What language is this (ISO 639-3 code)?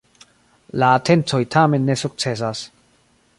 epo